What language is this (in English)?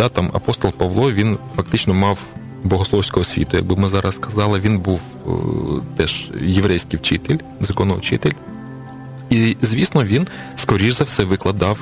Ukrainian